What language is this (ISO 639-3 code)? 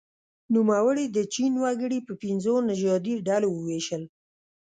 pus